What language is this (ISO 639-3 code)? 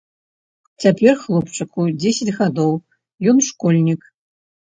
bel